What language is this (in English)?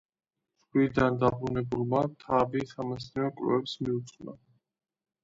Georgian